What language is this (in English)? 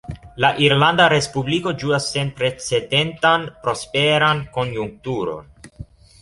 Esperanto